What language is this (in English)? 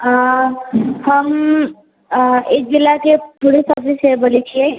Maithili